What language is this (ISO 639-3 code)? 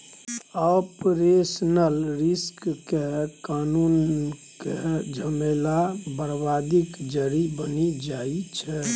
mai